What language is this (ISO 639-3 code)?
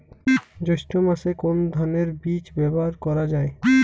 ben